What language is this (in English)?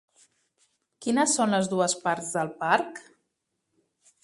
Catalan